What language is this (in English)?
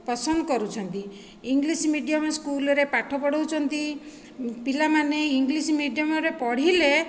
Odia